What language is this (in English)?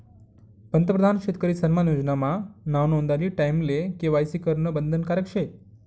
Marathi